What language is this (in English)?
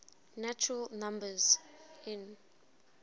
English